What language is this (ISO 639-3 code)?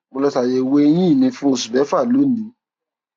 yor